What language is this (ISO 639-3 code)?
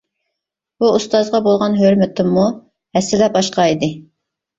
uig